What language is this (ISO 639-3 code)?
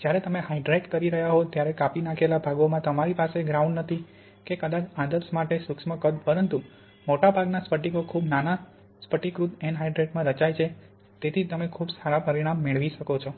guj